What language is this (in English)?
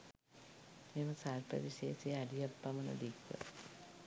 Sinhala